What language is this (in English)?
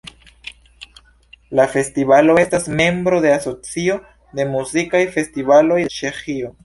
Esperanto